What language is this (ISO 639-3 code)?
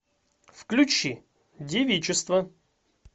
rus